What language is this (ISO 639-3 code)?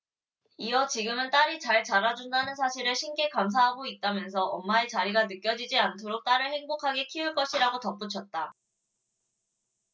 kor